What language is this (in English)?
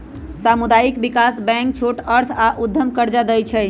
Magahi